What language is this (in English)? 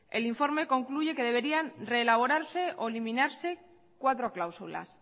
Spanish